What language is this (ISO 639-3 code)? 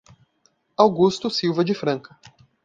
por